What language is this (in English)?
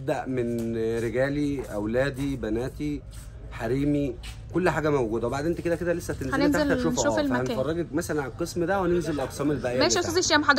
Arabic